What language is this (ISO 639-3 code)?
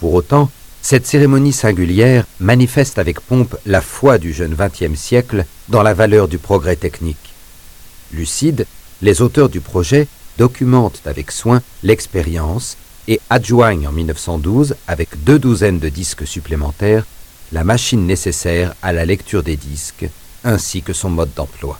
fra